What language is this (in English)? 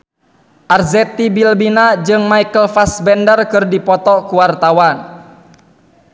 Sundanese